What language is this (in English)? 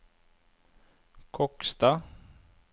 Norwegian